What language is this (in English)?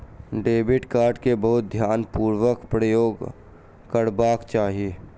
Maithili